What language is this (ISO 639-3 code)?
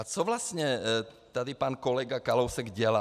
ces